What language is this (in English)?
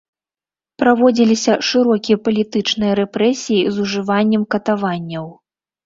Belarusian